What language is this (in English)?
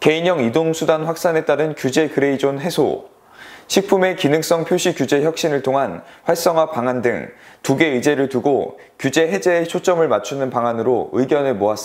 Korean